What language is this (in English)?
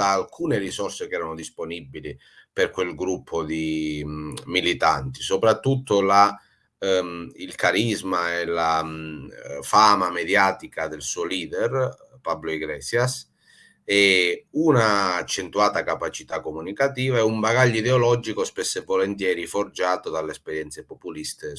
Italian